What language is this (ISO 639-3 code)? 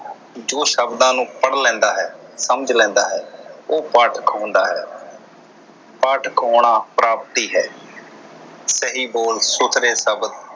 pan